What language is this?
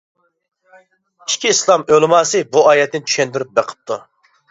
Uyghur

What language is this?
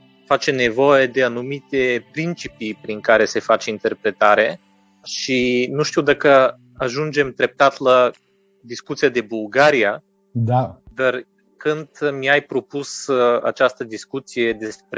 Romanian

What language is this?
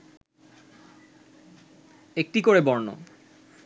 Bangla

